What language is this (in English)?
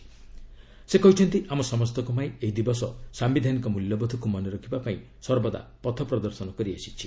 Odia